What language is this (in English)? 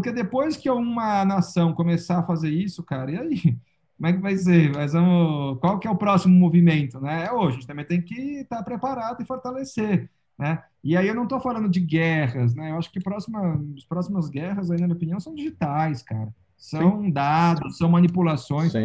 Portuguese